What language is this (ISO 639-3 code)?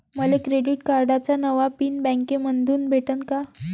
mar